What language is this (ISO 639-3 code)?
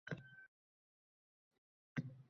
uzb